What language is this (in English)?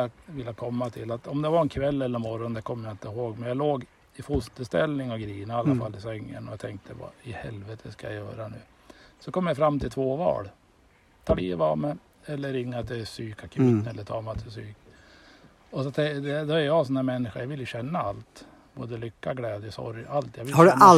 Swedish